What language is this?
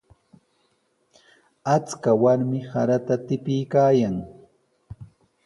Sihuas Ancash Quechua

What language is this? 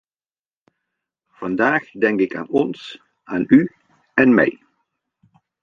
Dutch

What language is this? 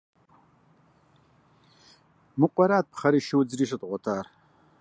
Kabardian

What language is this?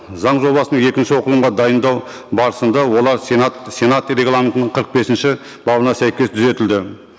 Kazakh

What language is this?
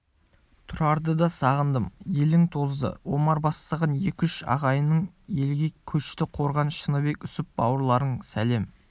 Kazakh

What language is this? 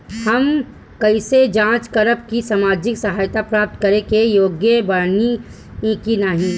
Bhojpuri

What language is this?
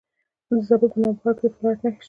Pashto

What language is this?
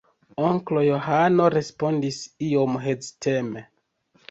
Esperanto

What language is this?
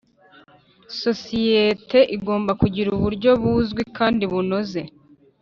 Kinyarwanda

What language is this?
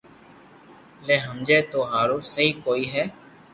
Loarki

